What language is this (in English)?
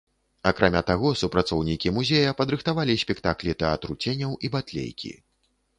Belarusian